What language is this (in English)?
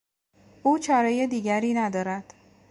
Persian